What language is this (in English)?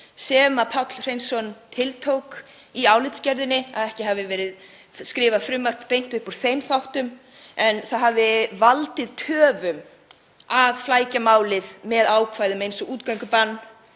Icelandic